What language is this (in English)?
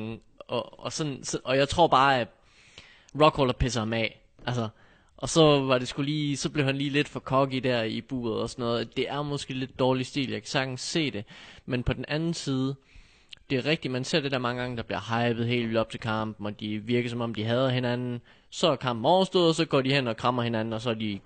Danish